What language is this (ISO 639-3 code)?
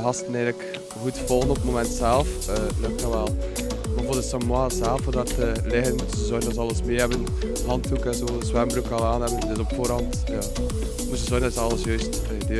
nld